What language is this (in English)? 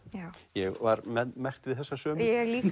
Icelandic